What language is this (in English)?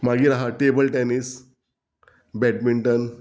Konkani